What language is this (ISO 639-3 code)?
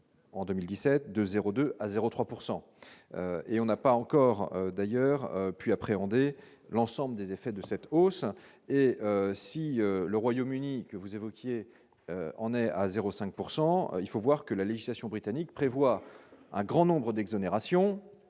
fra